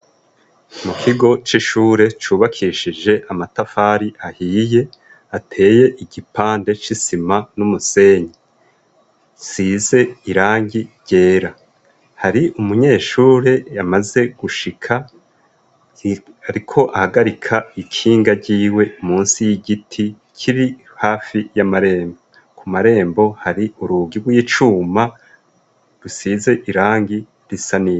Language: Rundi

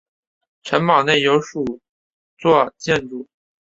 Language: Chinese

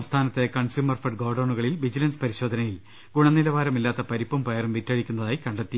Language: Malayalam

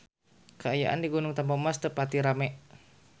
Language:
Sundanese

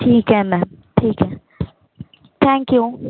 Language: Marathi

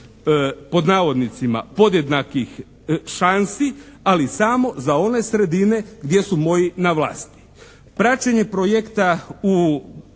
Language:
Croatian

